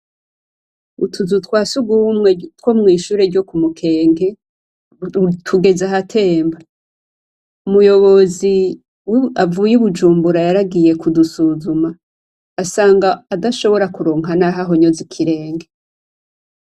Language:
Rundi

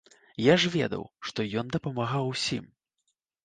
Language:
Belarusian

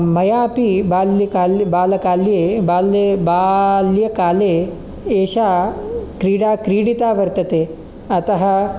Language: Sanskrit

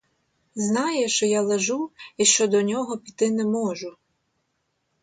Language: Ukrainian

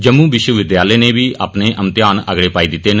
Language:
Dogri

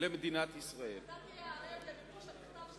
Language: Hebrew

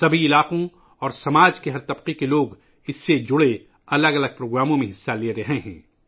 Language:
Urdu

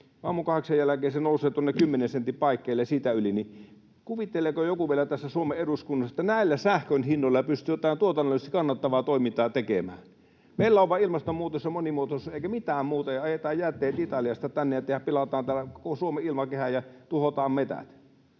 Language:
Finnish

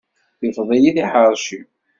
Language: Kabyle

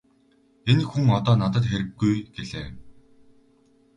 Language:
Mongolian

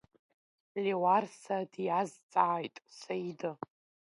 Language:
Abkhazian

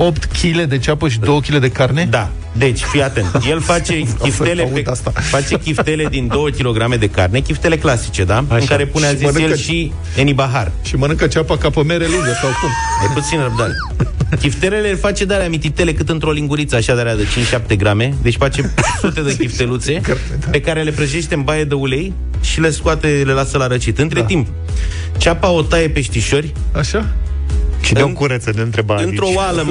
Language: Romanian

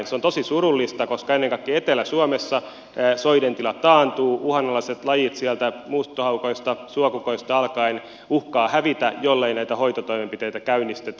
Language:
Finnish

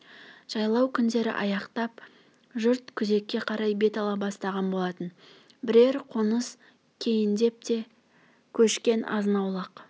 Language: Kazakh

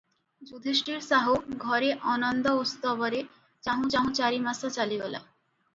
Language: Odia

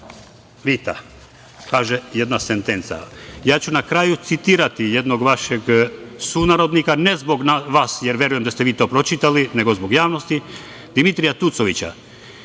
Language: Serbian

